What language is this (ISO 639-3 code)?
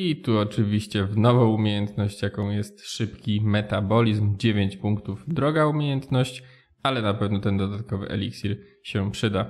pol